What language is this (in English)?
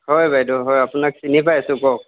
Assamese